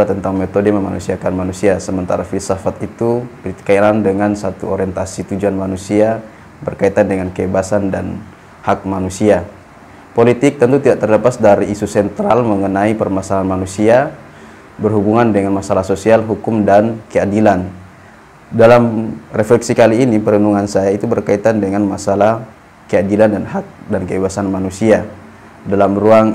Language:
Indonesian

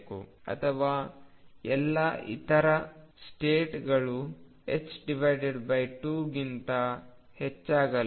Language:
Kannada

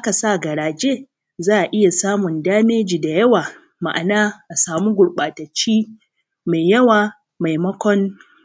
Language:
Hausa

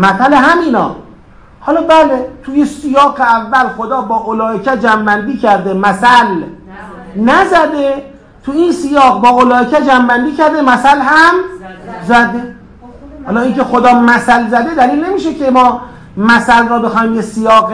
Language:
Persian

